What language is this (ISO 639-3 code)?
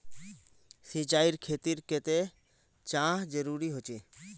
mag